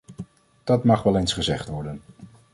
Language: Dutch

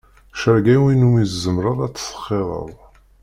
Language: Kabyle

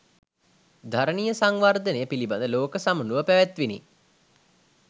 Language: Sinhala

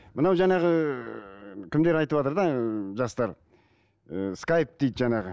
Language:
Kazakh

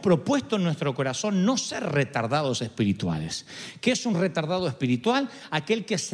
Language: Spanish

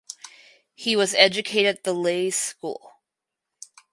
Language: English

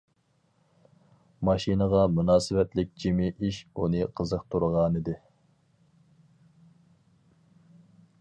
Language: Uyghur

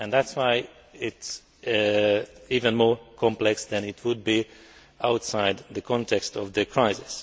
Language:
English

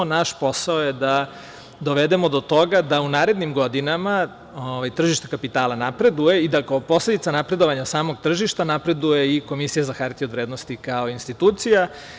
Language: Serbian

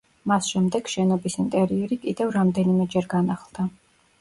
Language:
Georgian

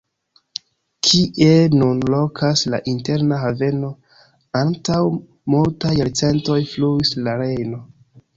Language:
Esperanto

